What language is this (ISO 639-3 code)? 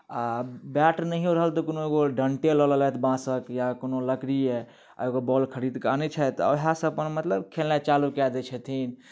mai